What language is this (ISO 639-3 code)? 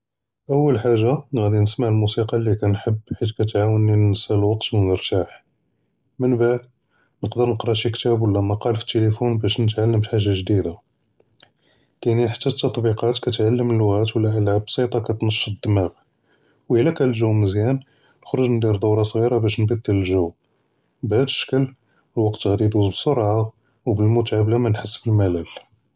jrb